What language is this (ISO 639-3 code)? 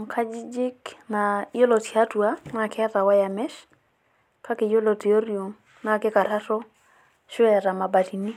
mas